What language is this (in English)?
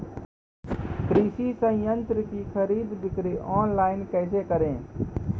Maithili